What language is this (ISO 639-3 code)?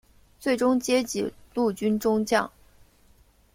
zho